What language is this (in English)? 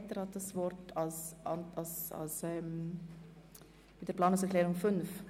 Swiss German